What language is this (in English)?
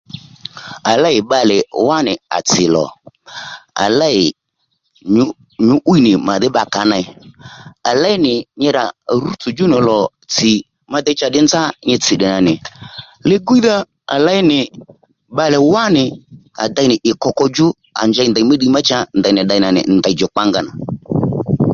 Lendu